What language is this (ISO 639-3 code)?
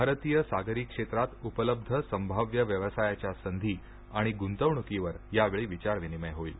mar